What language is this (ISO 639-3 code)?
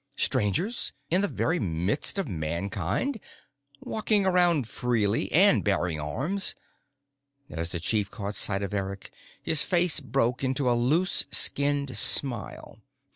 eng